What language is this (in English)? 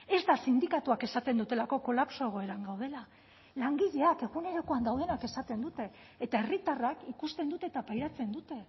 Basque